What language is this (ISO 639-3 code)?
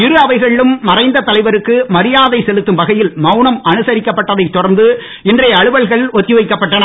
tam